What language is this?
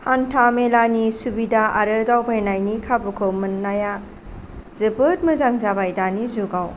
Bodo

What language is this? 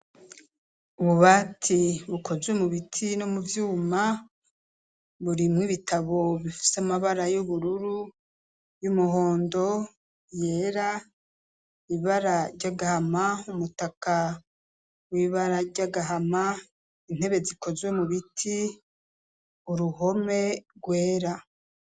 Rundi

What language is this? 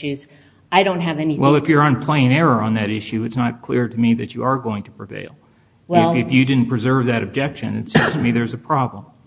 English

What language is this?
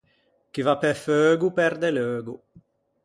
Ligurian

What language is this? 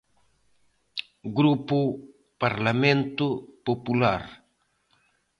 Galician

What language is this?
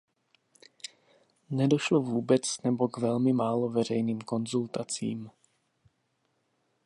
Czech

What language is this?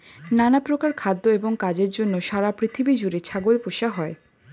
Bangla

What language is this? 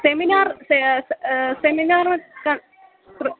Sanskrit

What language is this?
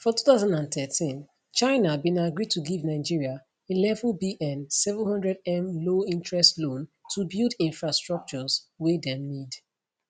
Nigerian Pidgin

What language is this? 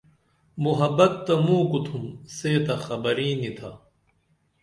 Dameli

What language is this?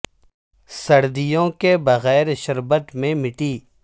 Urdu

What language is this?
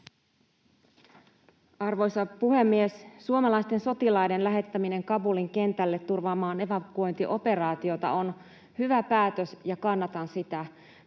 Finnish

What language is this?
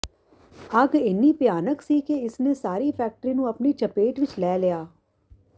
Punjabi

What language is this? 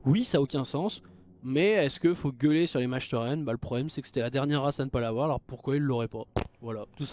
French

